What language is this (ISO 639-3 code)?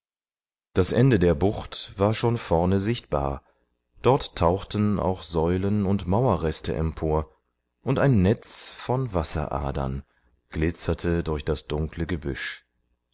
deu